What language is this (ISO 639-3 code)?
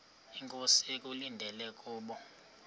xho